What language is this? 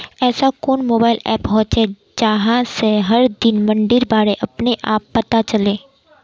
Magahi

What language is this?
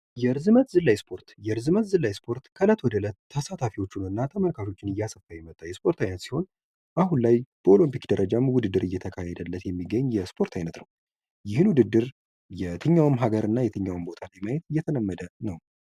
Amharic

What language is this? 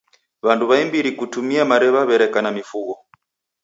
Taita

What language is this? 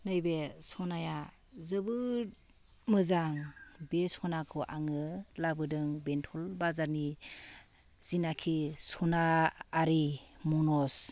Bodo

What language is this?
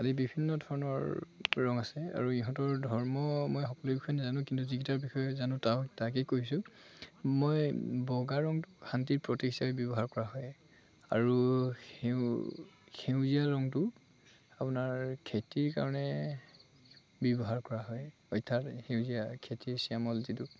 Assamese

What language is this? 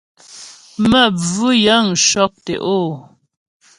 Ghomala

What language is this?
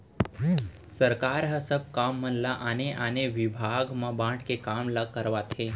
Chhattisgarhi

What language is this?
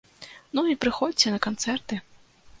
Belarusian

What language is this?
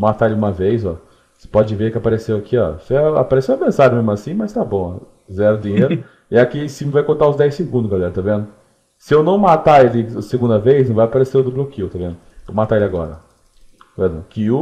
Portuguese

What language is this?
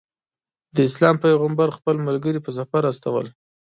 Pashto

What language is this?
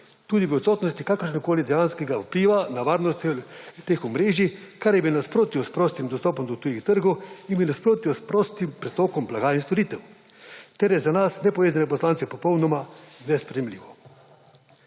Slovenian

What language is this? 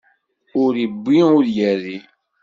Kabyle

